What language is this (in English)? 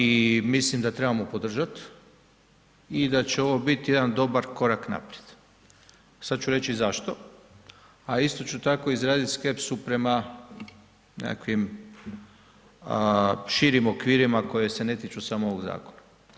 Croatian